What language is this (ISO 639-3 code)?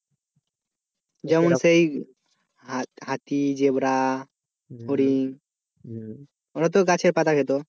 ben